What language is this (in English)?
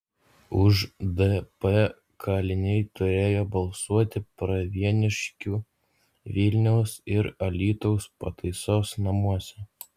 Lithuanian